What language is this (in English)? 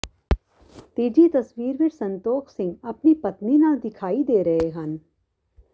Punjabi